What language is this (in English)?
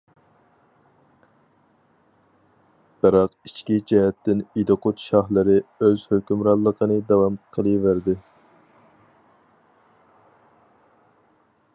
Uyghur